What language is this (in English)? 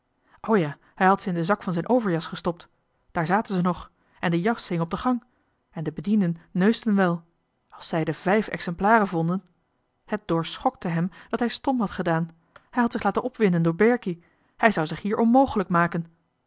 Dutch